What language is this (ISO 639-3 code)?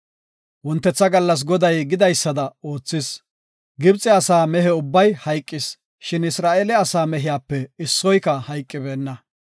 gof